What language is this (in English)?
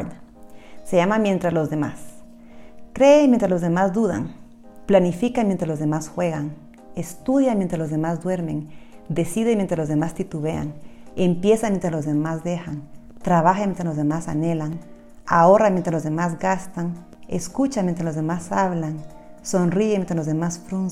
Spanish